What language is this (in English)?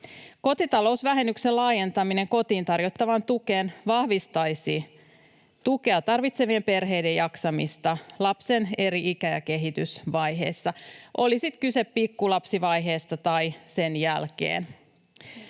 Finnish